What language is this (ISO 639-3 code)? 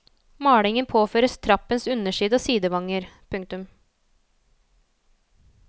nor